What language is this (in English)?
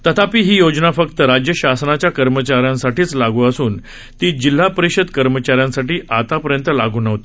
Marathi